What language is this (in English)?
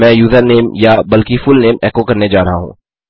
Hindi